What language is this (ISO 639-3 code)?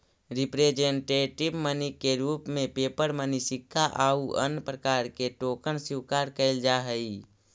mag